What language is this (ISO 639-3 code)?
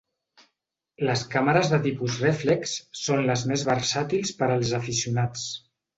cat